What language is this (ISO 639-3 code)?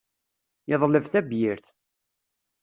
kab